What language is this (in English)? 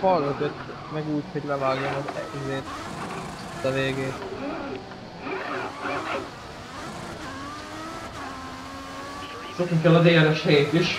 Hungarian